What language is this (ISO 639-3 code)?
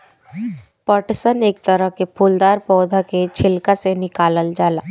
bho